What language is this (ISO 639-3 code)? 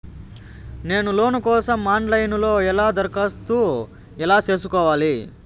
tel